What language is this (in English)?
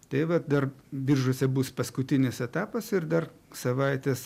Lithuanian